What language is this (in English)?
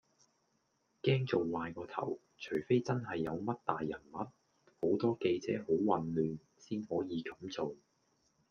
Cantonese